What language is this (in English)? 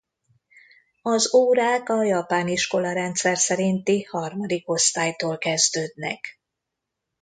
Hungarian